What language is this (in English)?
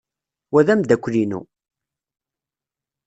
Kabyle